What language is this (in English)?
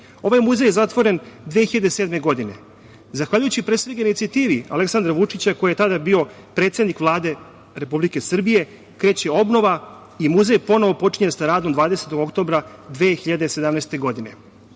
Serbian